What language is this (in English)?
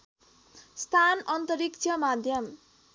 Nepali